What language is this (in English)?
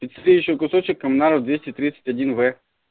Russian